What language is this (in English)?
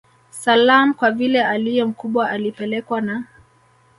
Swahili